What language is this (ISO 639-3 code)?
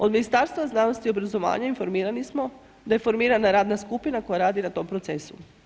hrv